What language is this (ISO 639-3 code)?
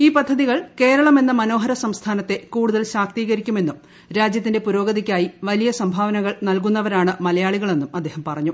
mal